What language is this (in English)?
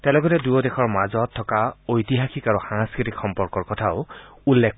Assamese